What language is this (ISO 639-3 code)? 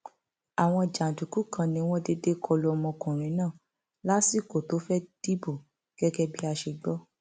yor